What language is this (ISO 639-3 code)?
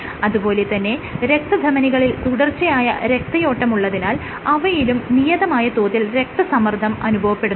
mal